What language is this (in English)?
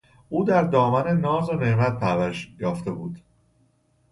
Persian